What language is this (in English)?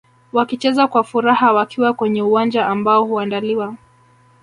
Swahili